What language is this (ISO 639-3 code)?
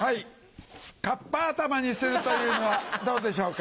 jpn